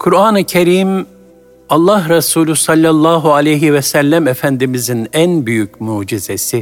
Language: Turkish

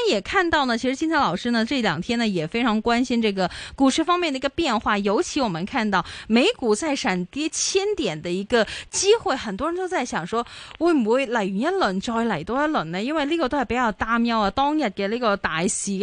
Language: Chinese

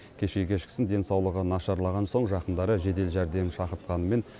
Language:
Kazakh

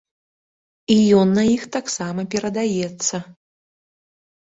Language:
Belarusian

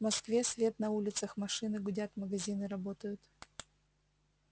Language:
Russian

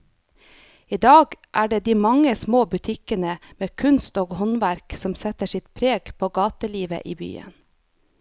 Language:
Norwegian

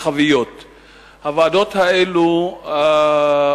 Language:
Hebrew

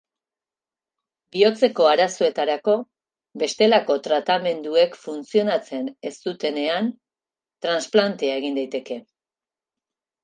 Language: Basque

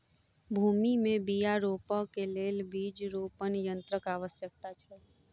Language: Maithili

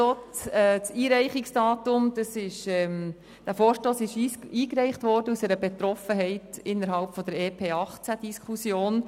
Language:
Swiss German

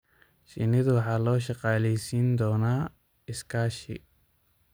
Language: Somali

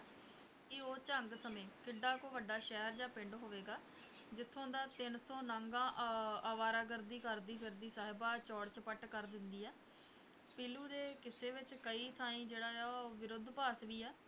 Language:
Punjabi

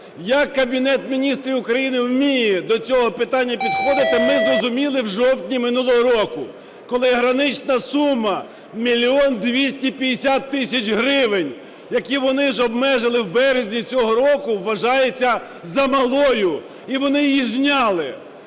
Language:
Ukrainian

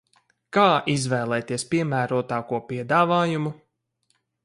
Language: Latvian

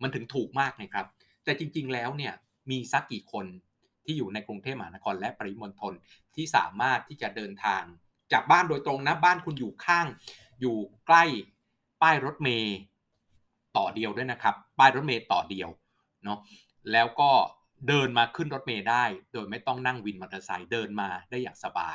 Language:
Thai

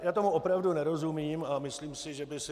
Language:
Czech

